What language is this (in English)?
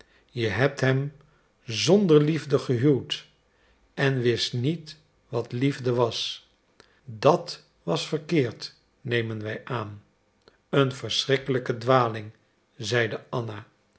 Dutch